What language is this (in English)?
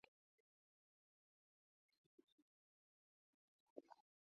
Basque